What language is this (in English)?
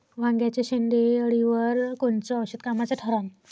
Marathi